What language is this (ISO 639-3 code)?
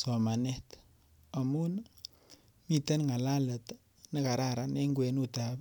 kln